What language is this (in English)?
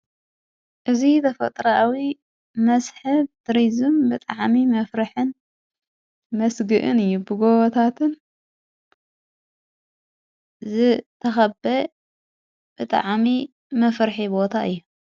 Tigrinya